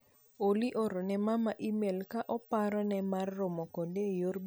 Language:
Luo (Kenya and Tanzania)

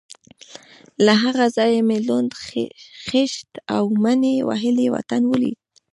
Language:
Pashto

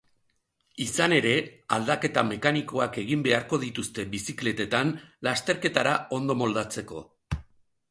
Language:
Basque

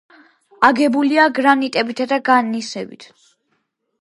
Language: Georgian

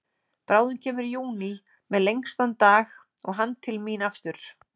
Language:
Icelandic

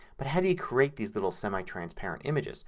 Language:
English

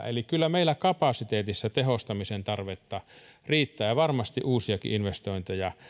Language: Finnish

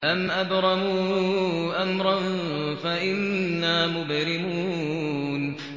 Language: Arabic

